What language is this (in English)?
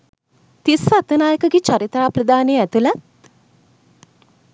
Sinhala